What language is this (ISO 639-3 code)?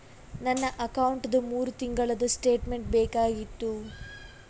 kan